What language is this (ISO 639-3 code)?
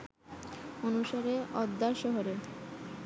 ben